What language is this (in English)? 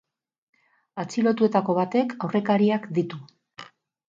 Basque